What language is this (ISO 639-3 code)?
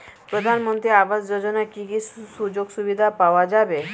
ben